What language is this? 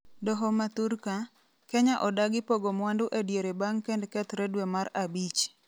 Luo (Kenya and Tanzania)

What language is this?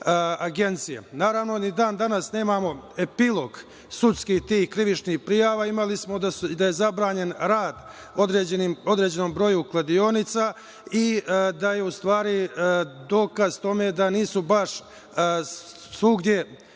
Serbian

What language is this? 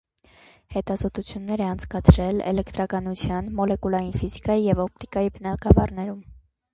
Armenian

